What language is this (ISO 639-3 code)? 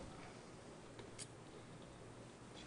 heb